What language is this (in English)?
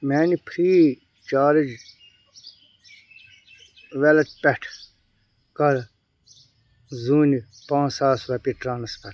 Kashmiri